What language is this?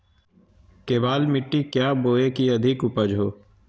Magahi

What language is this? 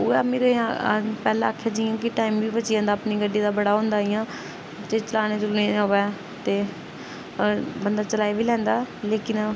Dogri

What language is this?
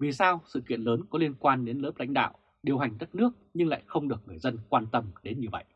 Vietnamese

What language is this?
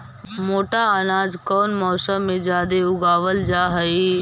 Magahi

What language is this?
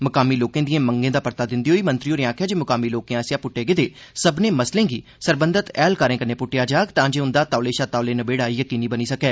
Dogri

